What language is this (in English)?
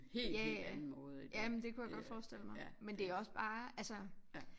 Danish